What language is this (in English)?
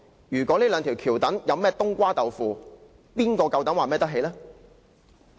Cantonese